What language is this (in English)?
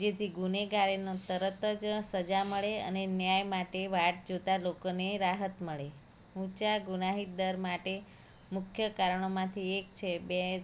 Gujarati